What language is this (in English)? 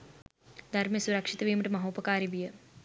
Sinhala